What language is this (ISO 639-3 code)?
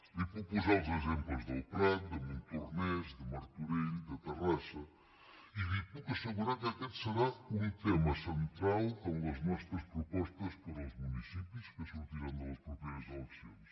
cat